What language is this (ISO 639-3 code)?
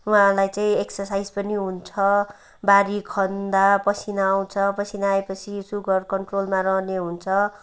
nep